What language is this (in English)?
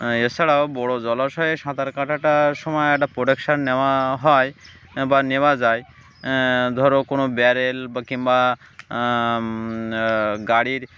Bangla